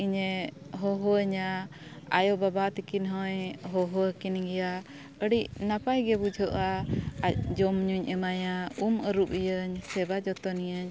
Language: Santali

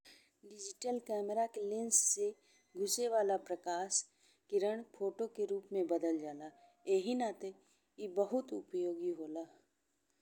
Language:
Bhojpuri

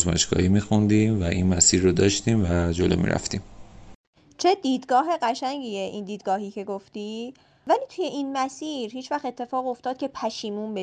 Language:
Persian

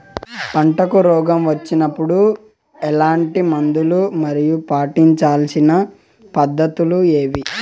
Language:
Telugu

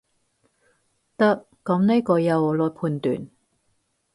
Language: Cantonese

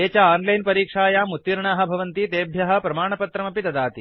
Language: Sanskrit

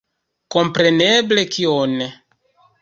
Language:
Esperanto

